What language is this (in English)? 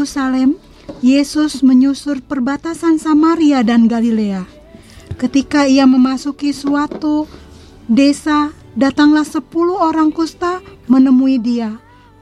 Indonesian